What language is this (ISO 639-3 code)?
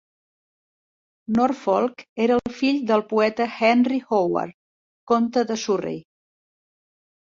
cat